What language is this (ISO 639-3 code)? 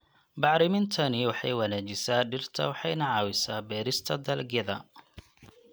som